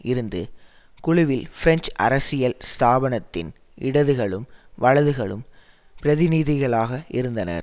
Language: Tamil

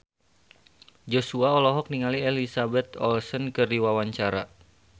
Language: Sundanese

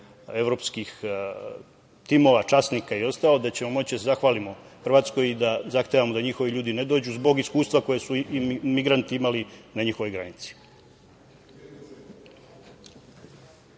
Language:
Serbian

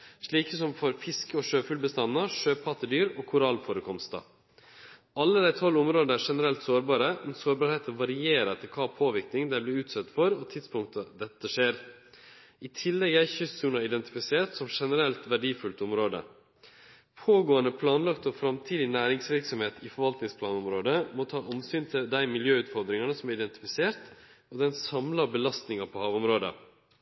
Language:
Norwegian Nynorsk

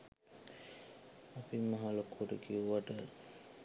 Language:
Sinhala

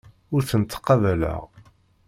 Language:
Kabyle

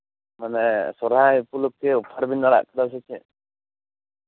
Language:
Santali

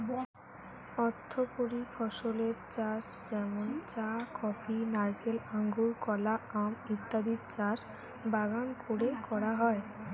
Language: Bangla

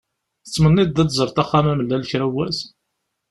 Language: Kabyle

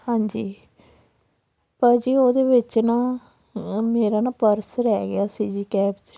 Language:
Punjabi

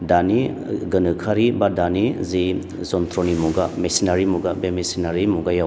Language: Bodo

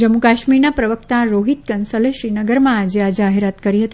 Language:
Gujarati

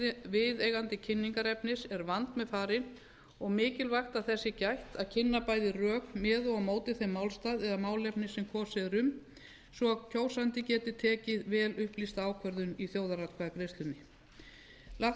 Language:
Icelandic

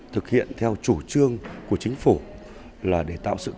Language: Vietnamese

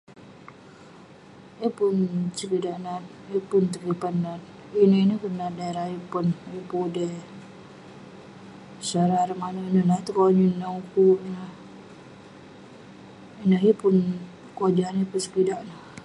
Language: Western Penan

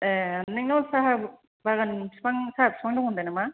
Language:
Bodo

